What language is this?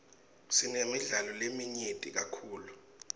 Swati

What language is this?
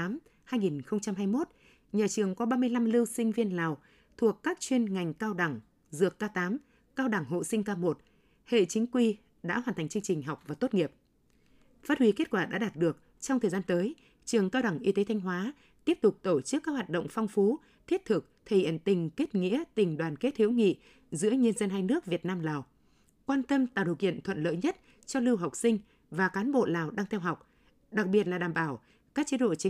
Vietnamese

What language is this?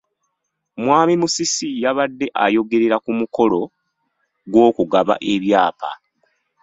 Ganda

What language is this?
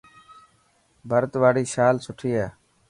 Dhatki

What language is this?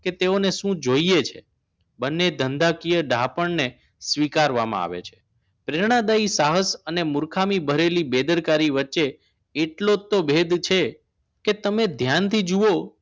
Gujarati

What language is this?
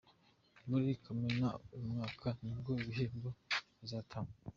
Kinyarwanda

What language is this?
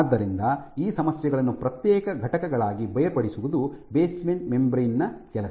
Kannada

